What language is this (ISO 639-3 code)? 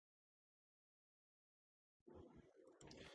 kat